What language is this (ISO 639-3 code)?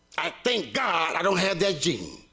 eng